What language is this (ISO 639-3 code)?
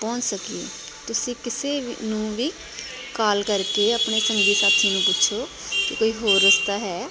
pan